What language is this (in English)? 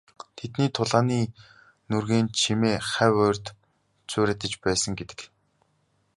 Mongolian